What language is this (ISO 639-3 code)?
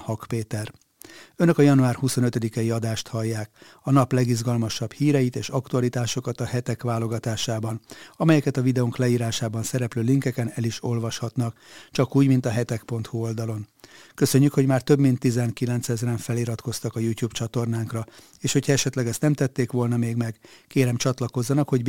hun